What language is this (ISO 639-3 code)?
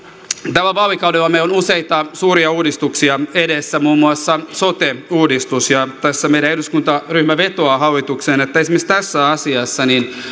fin